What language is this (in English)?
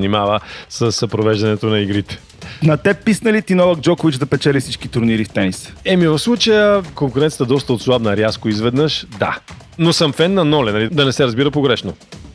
Bulgarian